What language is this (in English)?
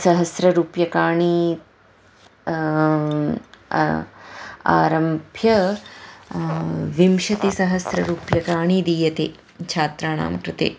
Sanskrit